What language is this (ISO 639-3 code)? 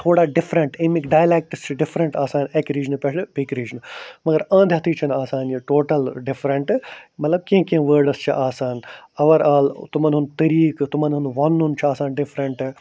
kas